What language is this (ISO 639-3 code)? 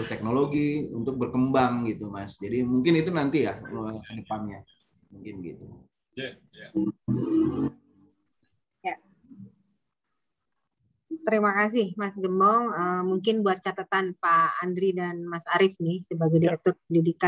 ind